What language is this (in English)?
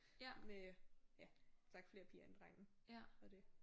Danish